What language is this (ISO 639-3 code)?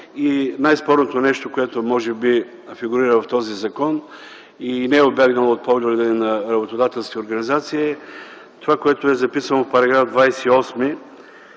bul